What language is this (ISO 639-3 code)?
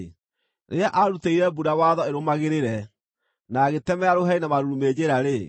kik